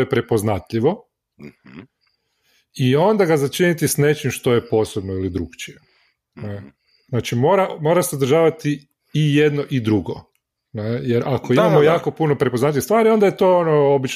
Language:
Croatian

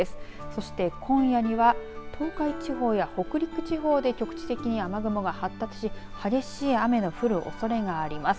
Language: Japanese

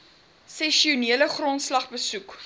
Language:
Afrikaans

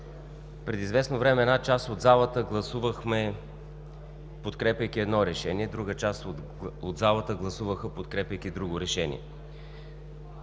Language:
Bulgarian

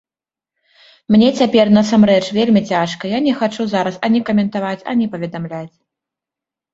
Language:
Belarusian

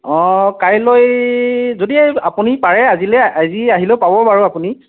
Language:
Assamese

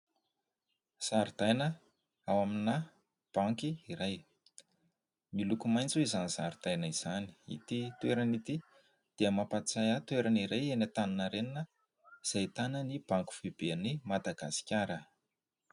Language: Malagasy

